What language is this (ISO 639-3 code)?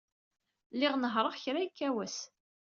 kab